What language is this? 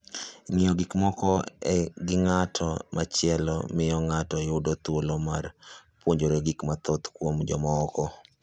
Luo (Kenya and Tanzania)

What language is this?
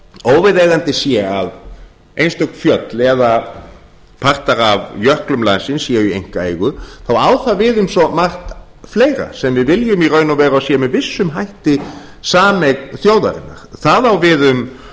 Icelandic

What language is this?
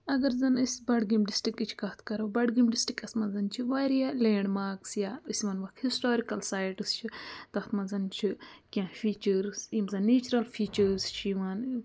Kashmiri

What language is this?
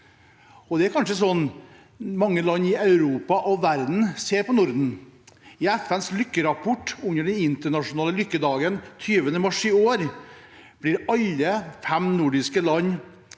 Norwegian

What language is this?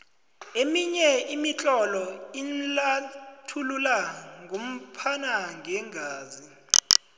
South Ndebele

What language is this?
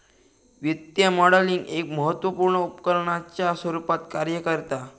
Marathi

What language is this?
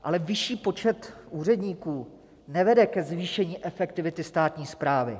Czech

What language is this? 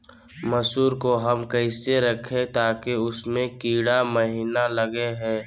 Magahi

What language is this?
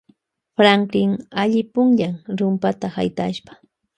Loja Highland Quichua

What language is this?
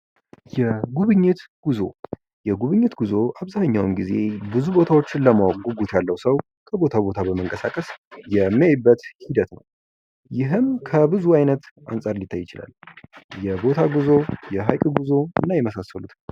Amharic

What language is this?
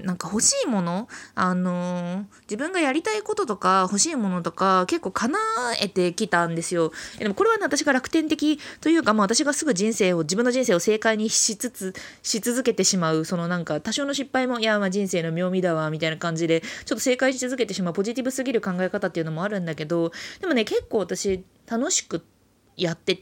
Japanese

